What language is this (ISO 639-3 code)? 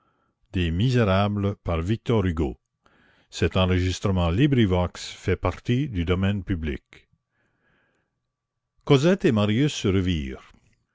fra